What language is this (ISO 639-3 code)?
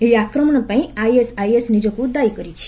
ori